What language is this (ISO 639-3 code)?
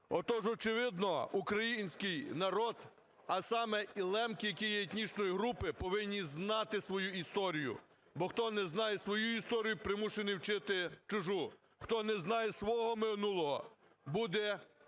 ukr